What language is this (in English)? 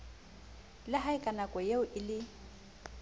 Southern Sotho